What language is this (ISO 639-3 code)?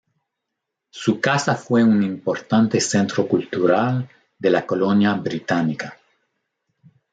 spa